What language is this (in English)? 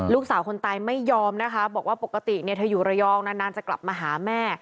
Thai